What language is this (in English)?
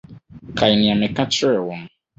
Akan